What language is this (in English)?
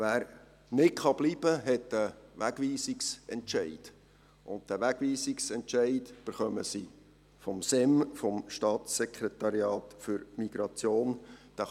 Swiss German